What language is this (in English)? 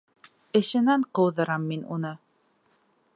Bashkir